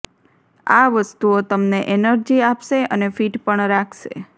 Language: Gujarati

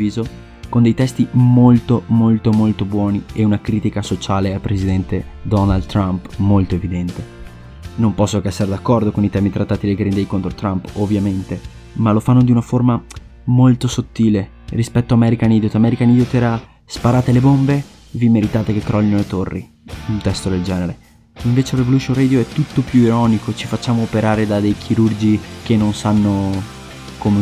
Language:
Italian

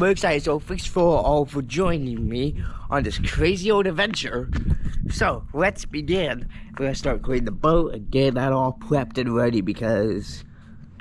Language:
English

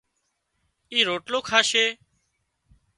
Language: Wadiyara Koli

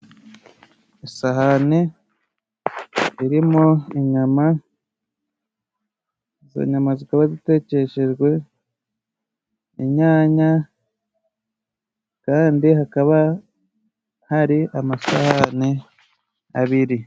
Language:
Kinyarwanda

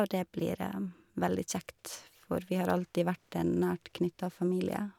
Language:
Norwegian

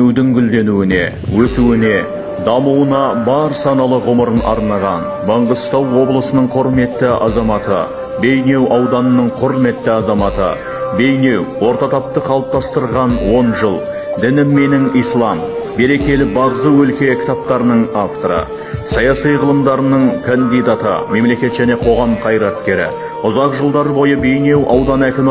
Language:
Kazakh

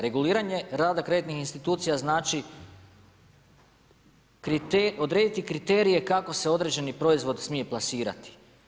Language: Croatian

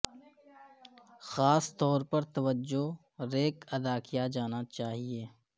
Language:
Urdu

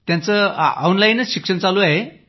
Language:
Marathi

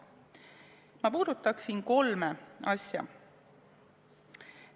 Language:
Estonian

